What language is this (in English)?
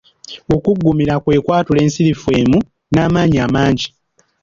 Ganda